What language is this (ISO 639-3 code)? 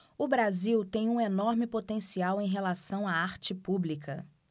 por